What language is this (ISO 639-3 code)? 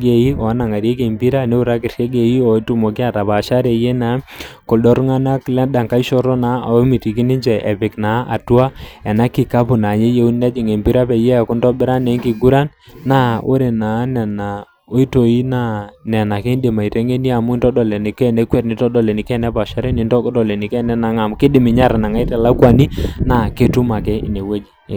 mas